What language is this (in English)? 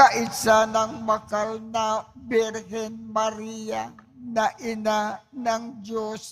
Filipino